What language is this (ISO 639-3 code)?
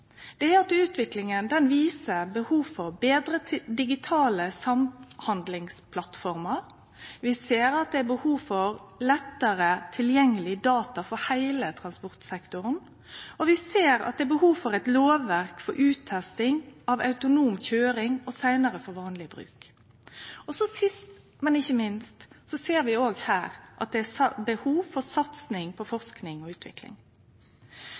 nno